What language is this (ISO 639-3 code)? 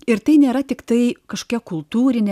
lit